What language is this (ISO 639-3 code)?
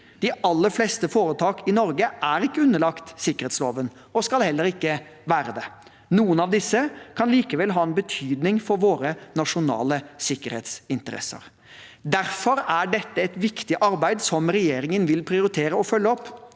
nor